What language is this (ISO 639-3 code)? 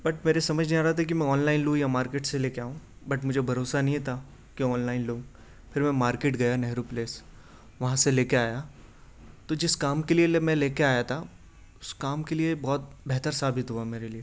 urd